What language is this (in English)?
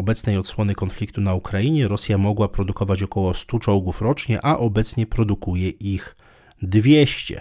Polish